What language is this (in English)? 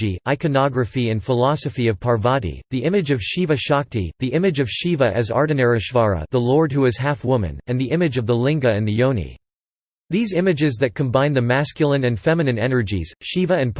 English